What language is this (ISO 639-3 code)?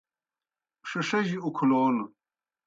plk